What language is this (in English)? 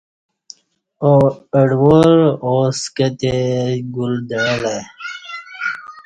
Kati